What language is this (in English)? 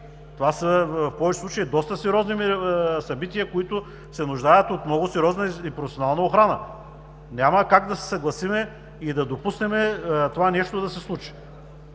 Bulgarian